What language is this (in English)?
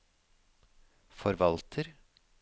Norwegian